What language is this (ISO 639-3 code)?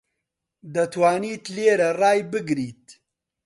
ckb